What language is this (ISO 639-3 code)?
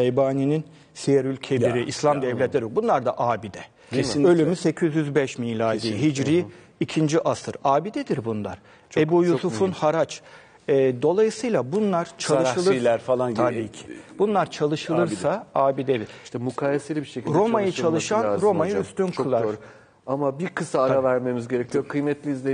tur